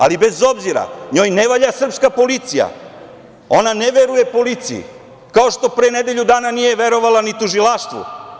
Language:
Serbian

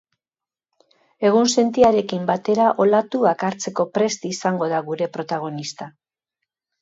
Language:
Basque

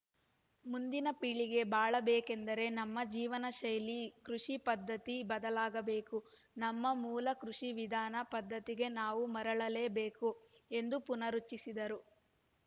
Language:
Kannada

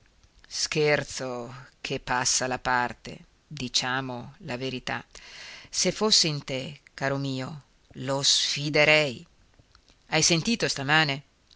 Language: Italian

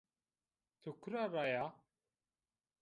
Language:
Zaza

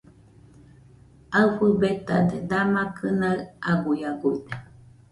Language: Nüpode Huitoto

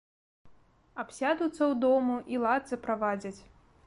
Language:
Belarusian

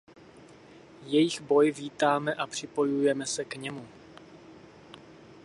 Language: Czech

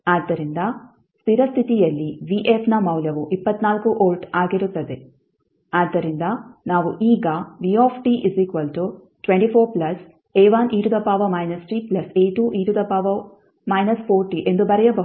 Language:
Kannada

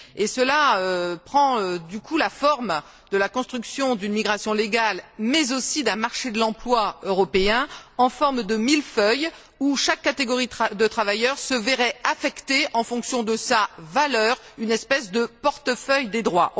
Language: French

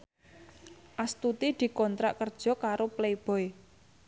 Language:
Javanese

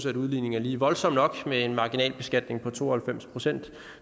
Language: Danish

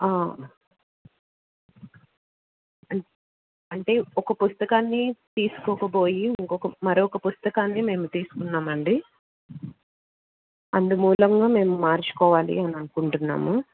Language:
Telugu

